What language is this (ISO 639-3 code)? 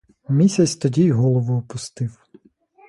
ukr